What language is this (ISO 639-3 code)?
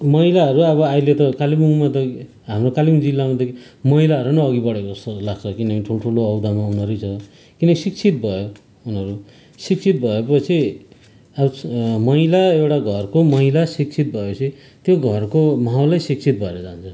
nep